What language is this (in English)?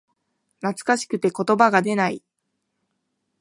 Japanese